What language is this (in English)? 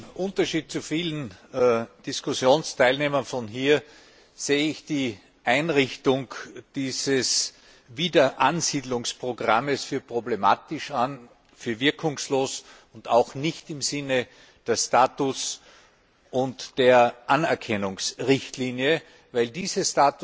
German